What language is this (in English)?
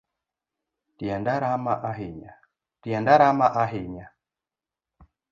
Luo (Kenya and Tanzania)